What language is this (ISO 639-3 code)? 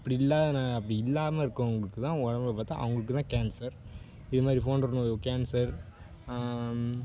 tam